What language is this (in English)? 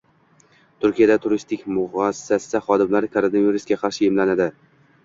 Uzbek